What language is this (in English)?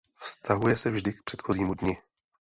Czech